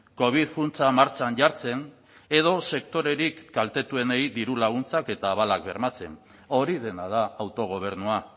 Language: Basque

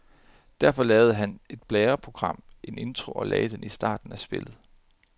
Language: Danish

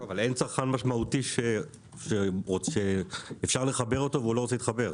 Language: Hebrew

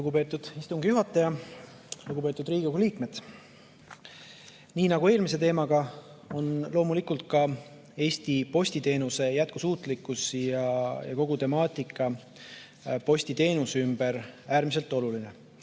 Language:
Estonian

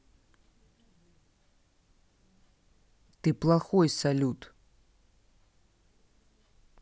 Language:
Russian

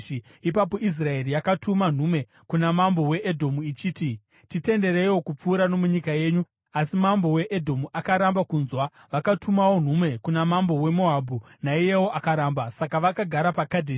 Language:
Shona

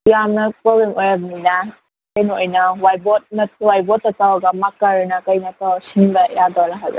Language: Manipuri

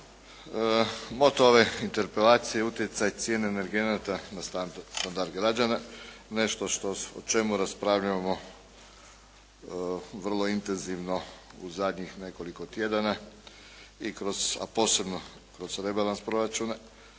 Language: Croatian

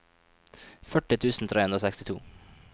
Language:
Norwegian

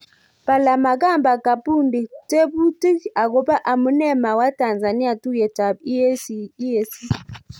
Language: Kalenjin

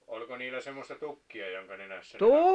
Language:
Finnish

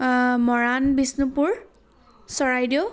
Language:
Assamese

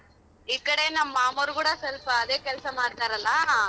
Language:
Kannada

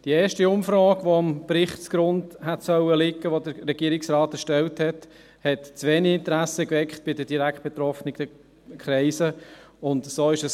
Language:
Swiss German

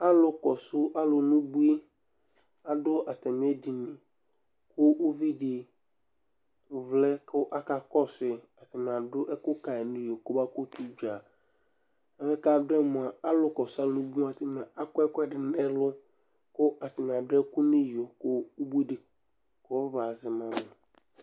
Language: Ikposo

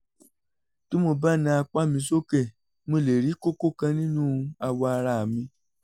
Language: Yoruba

